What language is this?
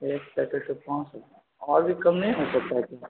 Urdu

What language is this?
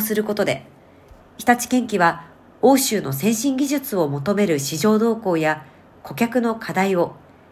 Japanese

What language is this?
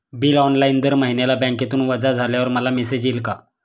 Marathi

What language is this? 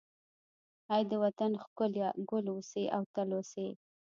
Pashto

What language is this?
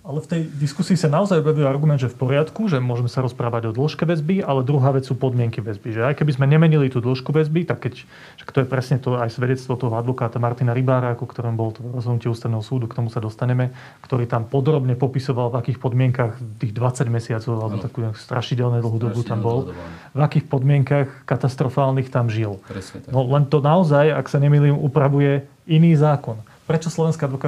Slovak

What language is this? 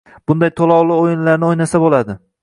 Uzbek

